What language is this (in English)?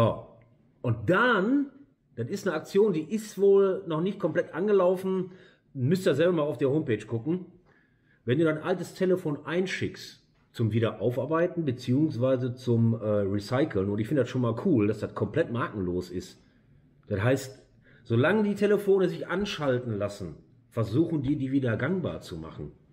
German